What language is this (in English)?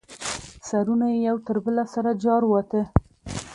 Pashto